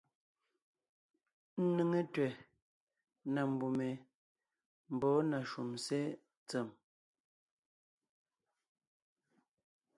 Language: Ngiemboon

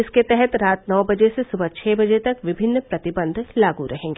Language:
Hindi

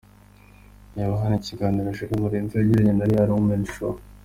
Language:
Kinyarwanda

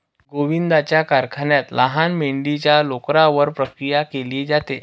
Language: Marathi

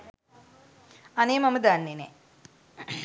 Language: Sinhala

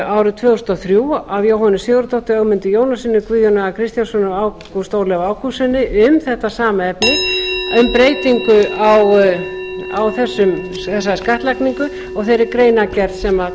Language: Icelandic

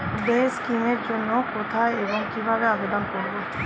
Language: Bangla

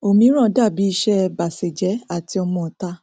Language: Yoruba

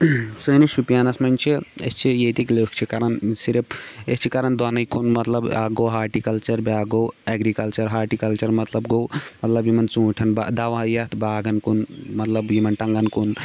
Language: Kashmiri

